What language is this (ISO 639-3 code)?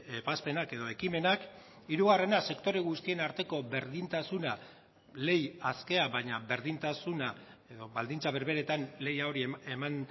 eus